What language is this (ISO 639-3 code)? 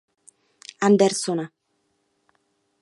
ces